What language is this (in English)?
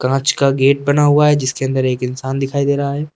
Hindi